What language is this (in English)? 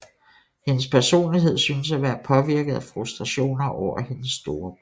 Danish